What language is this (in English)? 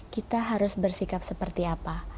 Indonesian